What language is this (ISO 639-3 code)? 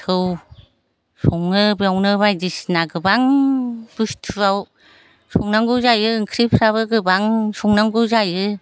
brx